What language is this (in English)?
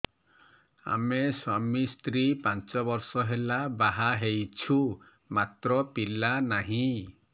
Odia